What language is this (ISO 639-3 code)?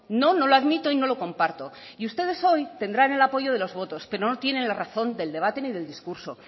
spa